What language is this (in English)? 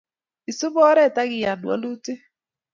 Kalenjin